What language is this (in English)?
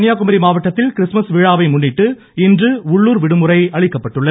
Tamil